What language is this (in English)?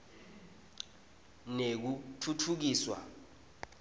Swati